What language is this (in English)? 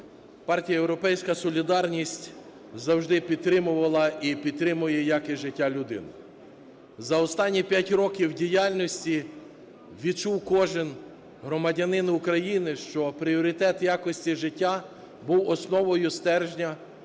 Ukrainian